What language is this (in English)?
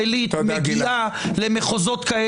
Hebrew